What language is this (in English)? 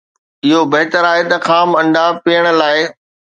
Sindhi